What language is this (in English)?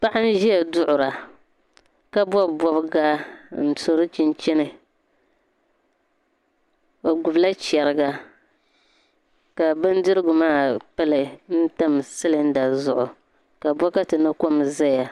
Dagbani